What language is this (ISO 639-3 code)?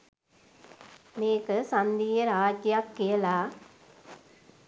sin